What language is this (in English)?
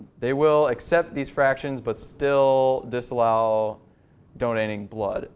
English